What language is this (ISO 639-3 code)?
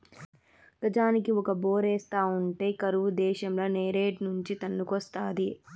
tel